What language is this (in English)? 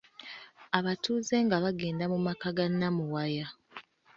Ganda